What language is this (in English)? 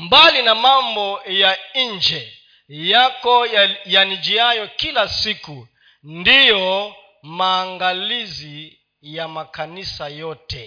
Swahili